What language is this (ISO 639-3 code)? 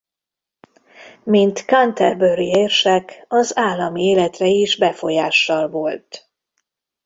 hun